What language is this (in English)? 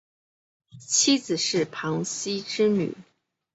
Chinese